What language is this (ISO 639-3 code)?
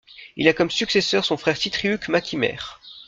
fra